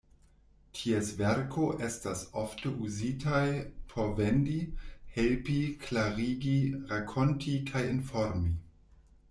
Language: Esperanto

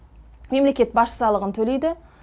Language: Kazakh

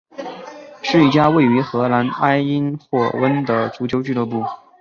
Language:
Chinese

